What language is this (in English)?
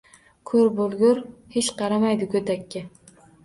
Uzbek